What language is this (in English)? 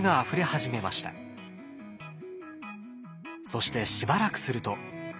Japanese